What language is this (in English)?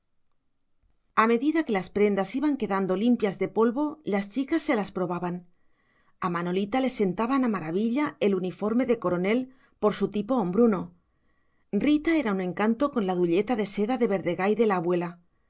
Spanish